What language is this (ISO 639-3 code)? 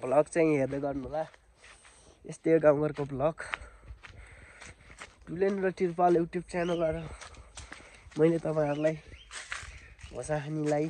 ara